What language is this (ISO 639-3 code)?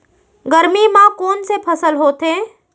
hne